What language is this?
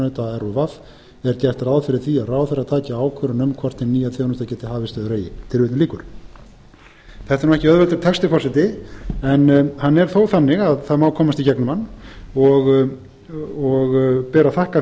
Icelandic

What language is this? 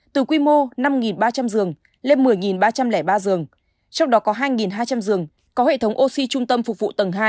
Vietnamese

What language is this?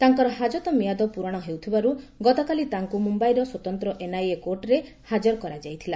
Odia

